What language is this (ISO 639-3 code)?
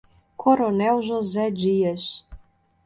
por